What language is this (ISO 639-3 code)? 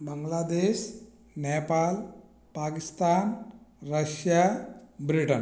tel